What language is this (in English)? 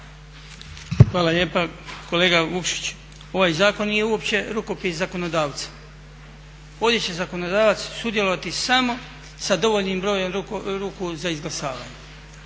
Croatian